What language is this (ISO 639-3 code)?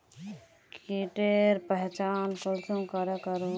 mag